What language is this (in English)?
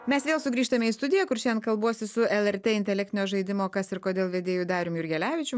Lithuanian